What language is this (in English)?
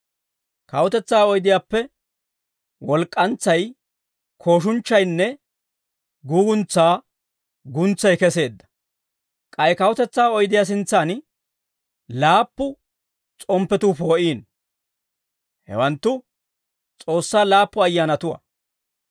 Dawro